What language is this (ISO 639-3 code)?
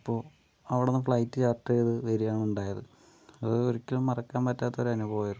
mal